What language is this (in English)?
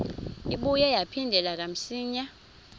Xhosa